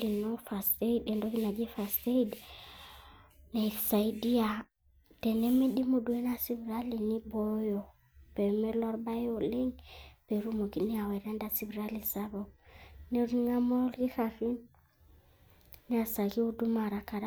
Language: Masai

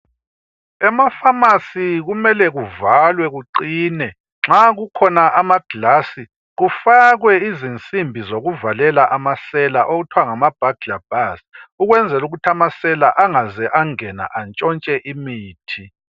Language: North Ndebele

